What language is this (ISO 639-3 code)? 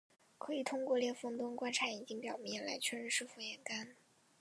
zho